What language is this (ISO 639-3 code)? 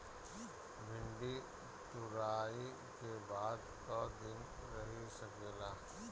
bho